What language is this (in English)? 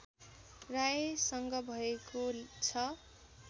Nepali